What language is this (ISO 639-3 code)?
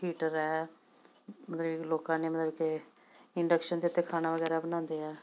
pan